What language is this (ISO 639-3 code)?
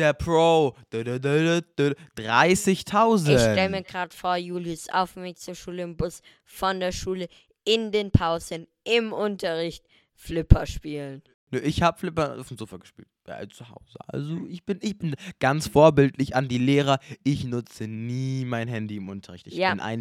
deu